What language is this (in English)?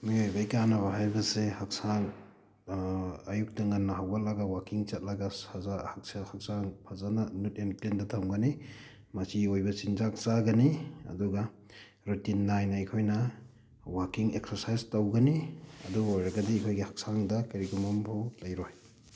Manipuri